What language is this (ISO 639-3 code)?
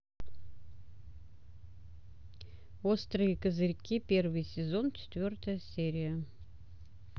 rus